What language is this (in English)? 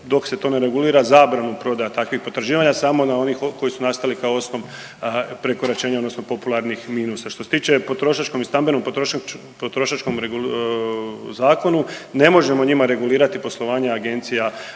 Croatian